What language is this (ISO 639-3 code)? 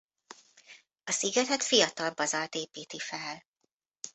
hun